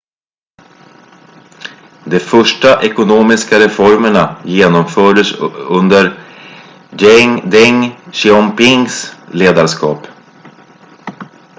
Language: Swedish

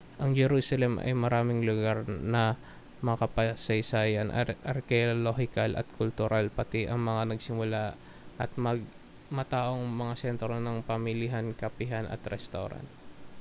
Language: Filipino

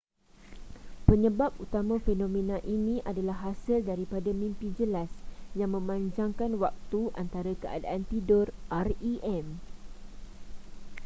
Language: Malay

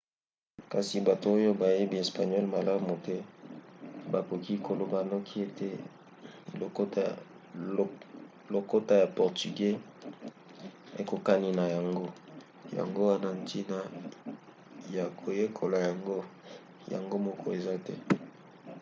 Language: Lingala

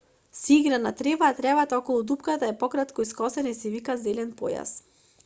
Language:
Macedonian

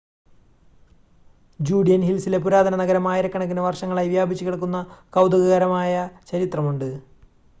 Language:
Malayalam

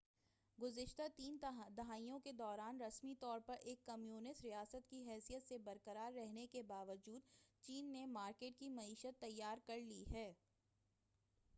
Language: Urdu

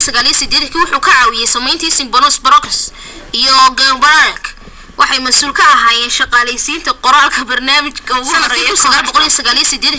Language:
Somali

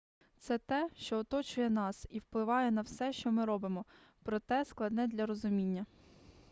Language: Ukrainian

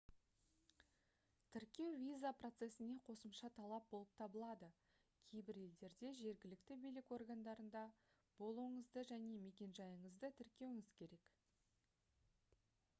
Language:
Kazakh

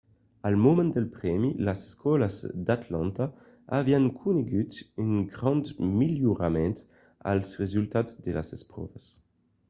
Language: Occitan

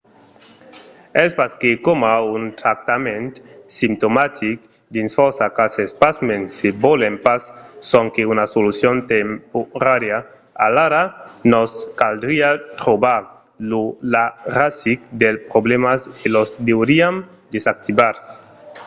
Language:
Occitan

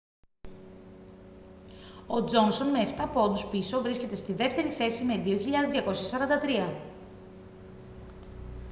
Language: Greek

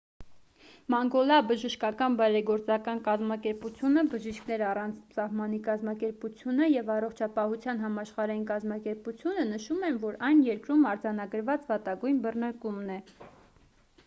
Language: Armenian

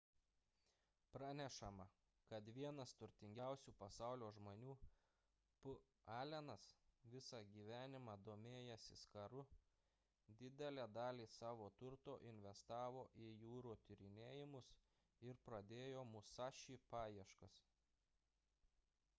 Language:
Lithuanian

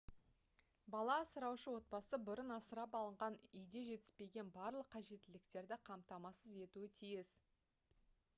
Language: Kazakh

